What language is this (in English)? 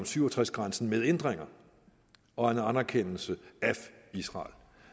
Danish